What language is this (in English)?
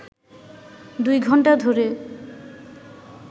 Bangla